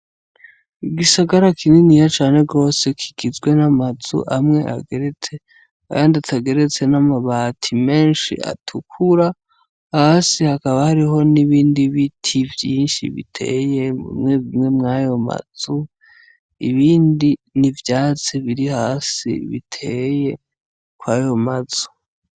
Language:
Rundi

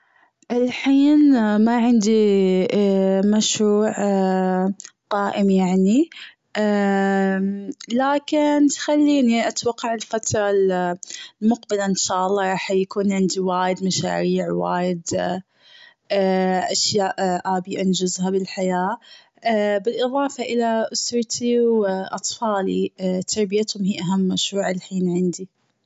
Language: Gulf Arabic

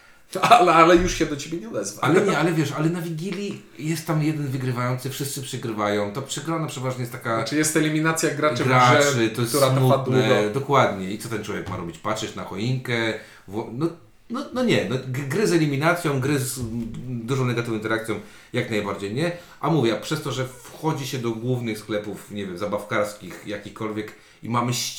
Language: Polish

